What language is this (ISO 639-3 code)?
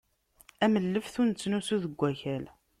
kab